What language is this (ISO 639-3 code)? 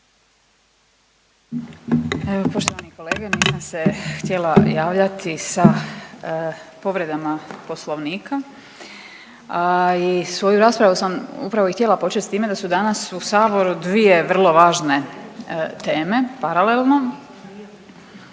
hrv